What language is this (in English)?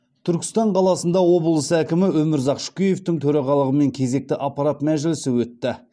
Kazakh